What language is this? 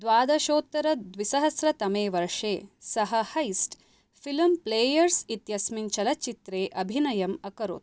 Sanskrit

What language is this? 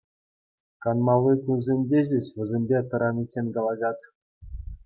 Chuvash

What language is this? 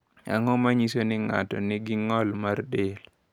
Luo (Kenya and Tanzania)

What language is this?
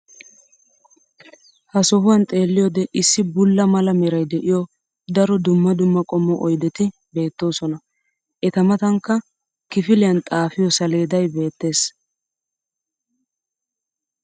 Wolaytta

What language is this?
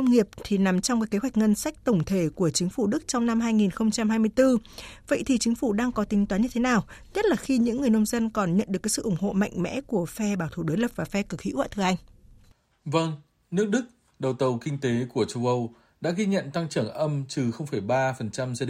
Vietnamese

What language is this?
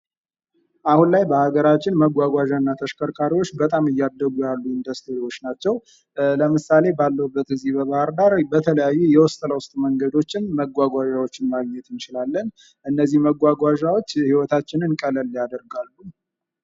Amharic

